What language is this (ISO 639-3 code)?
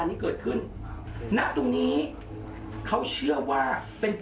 tha